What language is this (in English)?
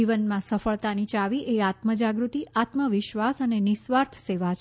Gujarati